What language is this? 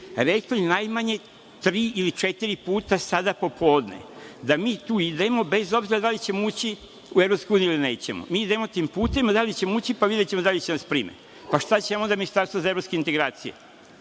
Serbian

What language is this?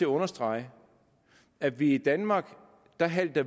Danish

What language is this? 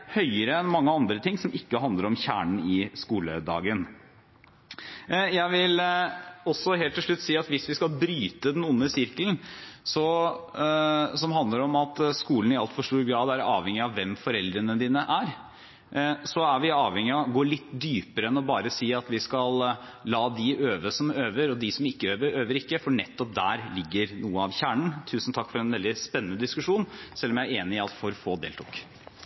Norwegian Bokmål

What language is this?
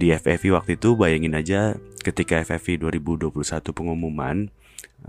Indonesian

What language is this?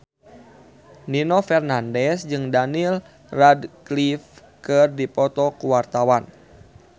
Sundanese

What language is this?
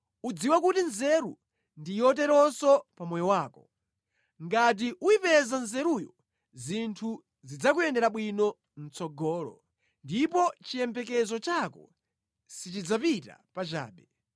Nyanja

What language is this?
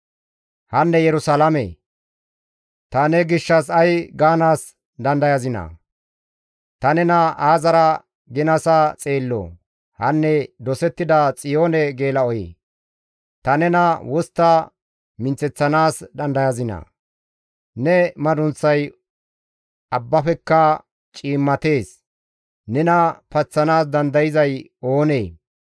Gamo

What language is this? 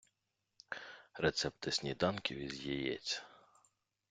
Ukrainian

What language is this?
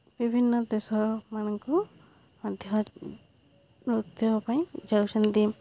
Odia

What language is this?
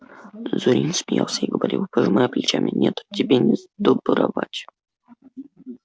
Russian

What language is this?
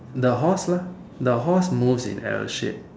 English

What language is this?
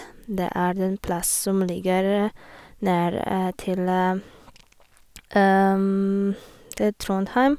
Norwegian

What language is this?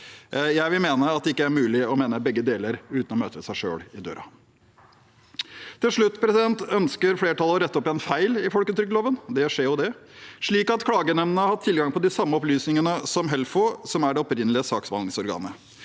Norwegian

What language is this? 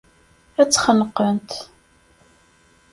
Kabyle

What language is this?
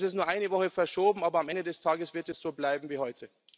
German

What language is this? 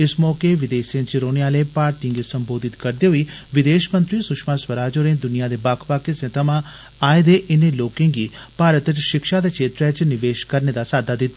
Dogri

